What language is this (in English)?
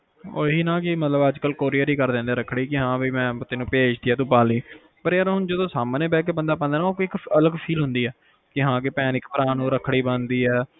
Punjabi